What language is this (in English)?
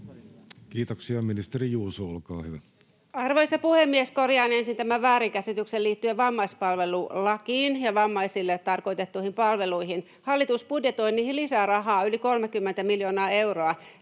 Finnish